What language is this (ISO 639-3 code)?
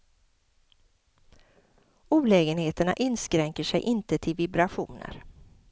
swe